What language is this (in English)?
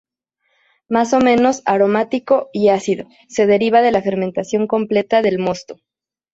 Spanish